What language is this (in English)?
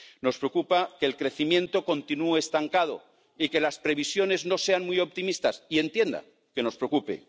Spanish